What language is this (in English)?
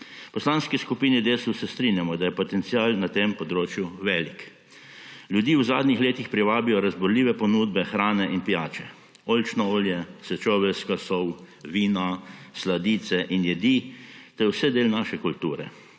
Slovenian